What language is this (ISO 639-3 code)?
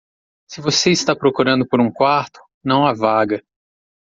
por